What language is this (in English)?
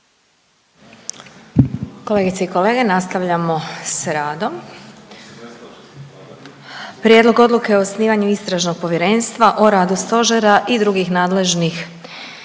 Croatian